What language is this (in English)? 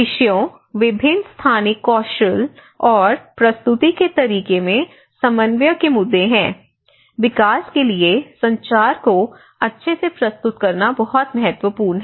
Hindi